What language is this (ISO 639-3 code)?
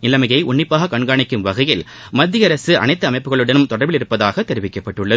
tam